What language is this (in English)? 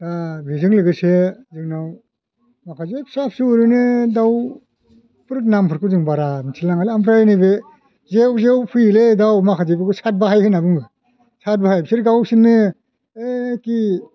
Bodo